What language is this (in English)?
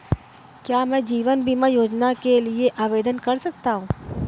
Hindi